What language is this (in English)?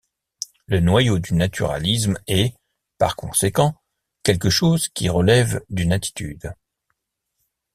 French